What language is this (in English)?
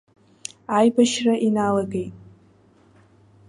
Abkhazian